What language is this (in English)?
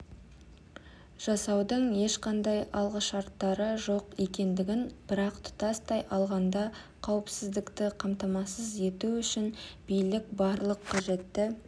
Kazakh